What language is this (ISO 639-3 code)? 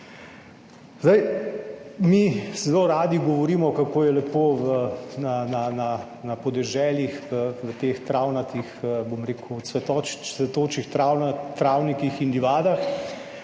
slv